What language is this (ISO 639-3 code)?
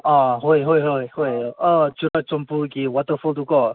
mni